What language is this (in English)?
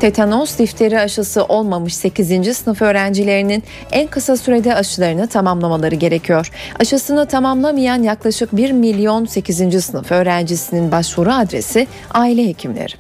Turkish